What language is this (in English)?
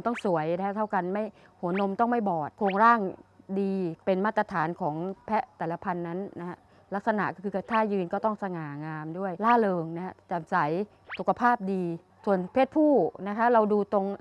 Thai